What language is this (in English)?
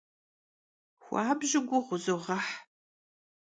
Kabardian